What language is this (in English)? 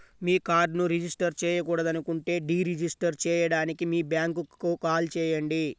Telugu